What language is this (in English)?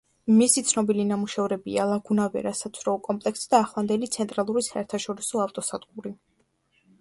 Georgian